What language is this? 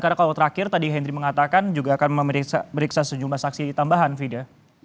Indonesian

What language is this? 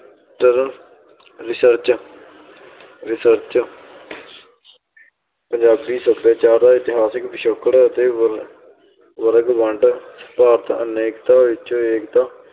Punjabi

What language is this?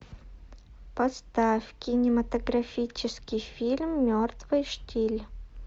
Russian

